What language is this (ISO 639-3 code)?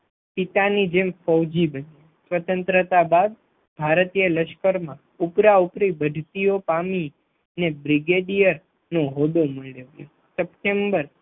guj